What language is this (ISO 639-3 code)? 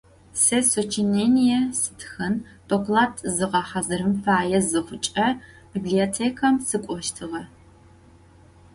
ady